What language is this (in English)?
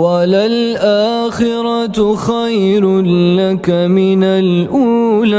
Arabic